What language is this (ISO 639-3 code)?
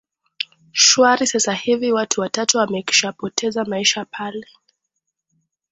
swa